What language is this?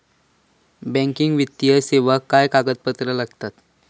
Marathi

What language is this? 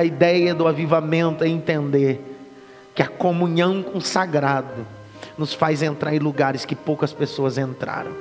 Portuguese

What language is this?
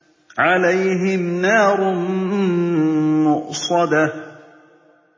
Arabic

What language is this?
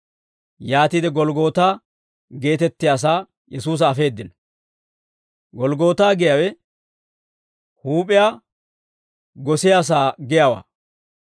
Dawro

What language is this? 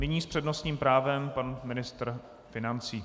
Czech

